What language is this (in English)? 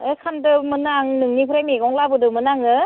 Bodo